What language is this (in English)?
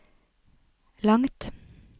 Norwegian